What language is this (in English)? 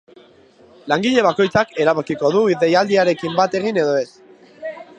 Basque